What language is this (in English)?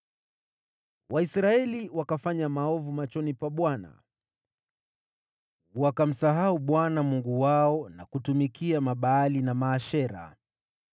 Swahili